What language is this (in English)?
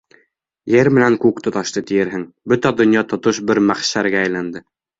Bashkir